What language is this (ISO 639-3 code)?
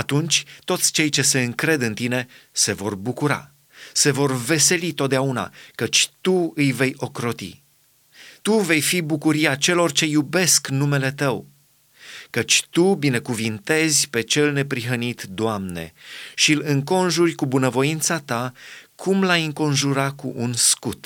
ron